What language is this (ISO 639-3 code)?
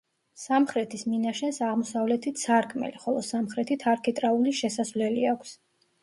kat